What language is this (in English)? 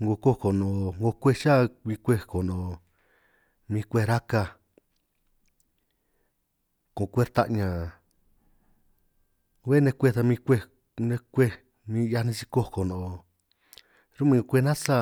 San Martín Itunyoso Triqui